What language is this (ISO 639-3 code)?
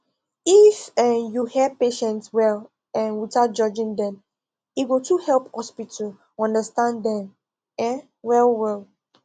pcm